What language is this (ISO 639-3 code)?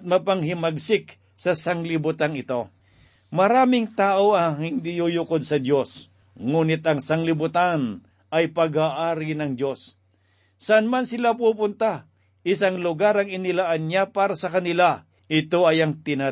fil